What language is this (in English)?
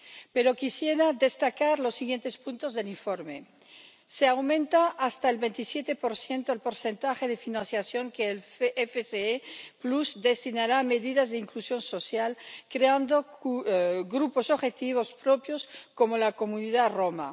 Spanish